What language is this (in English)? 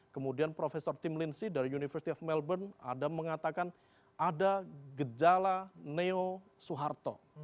Indonesian